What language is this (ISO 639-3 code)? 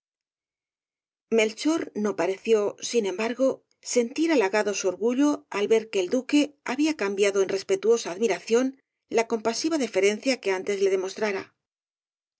spa